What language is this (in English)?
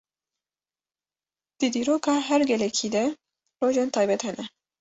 Kurdish